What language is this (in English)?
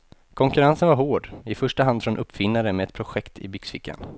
Swedish